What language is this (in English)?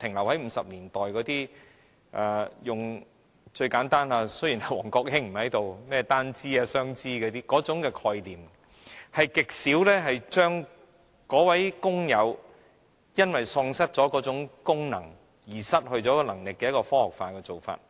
Cantonese